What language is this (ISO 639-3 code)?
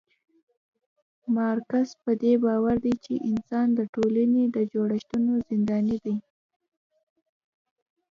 pus